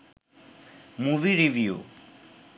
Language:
Bangla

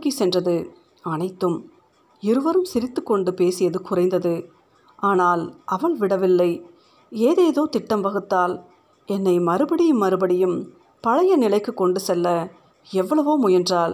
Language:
Tamil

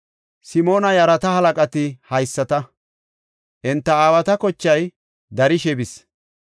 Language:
Gofa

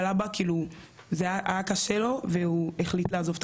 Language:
Hebrew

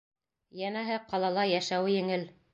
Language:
Bashkir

